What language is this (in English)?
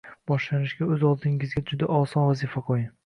Uzbek